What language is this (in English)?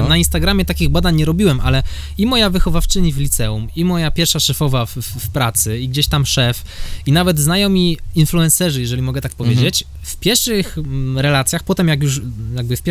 Polish